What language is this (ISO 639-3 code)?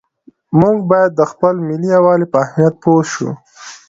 pus